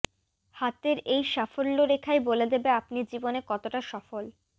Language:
Bangla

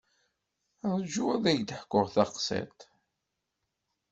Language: Kabyle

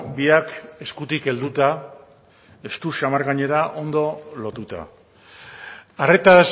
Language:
Basque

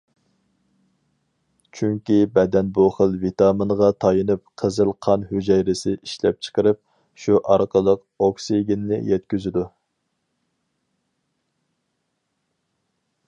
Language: Uyghur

